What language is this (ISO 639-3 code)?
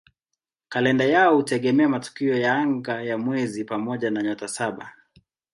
swa